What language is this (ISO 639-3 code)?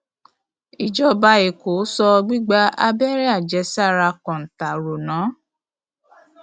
yor